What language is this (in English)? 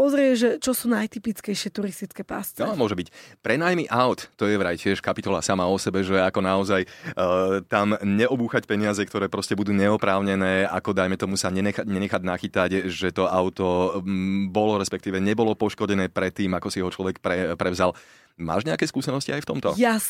Slovak